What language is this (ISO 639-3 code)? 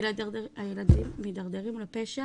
heb